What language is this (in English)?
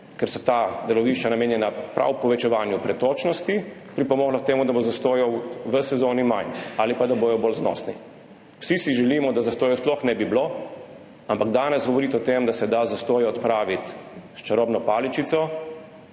Slovenian